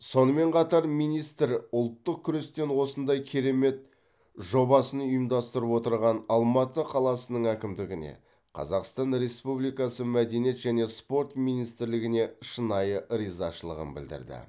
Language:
Kazakh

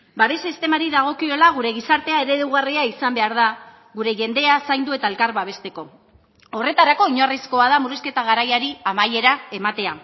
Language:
Basque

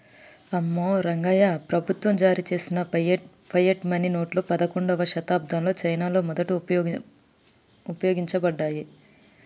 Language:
Telugu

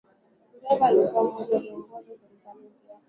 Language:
Swahili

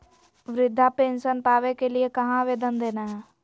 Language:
Magahi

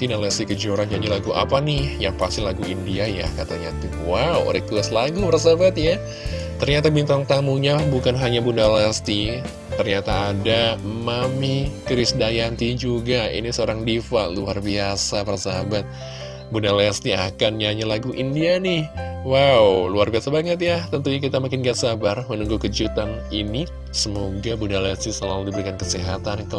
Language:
Indonesian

